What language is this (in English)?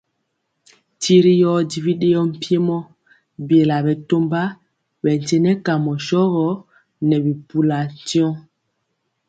Mpiemo